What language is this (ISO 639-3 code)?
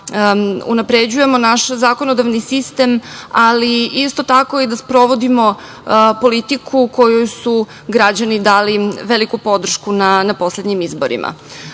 srp